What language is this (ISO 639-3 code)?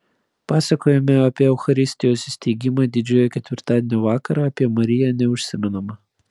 lit